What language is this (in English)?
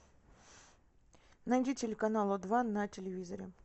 Russian